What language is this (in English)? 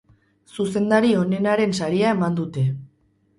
Basque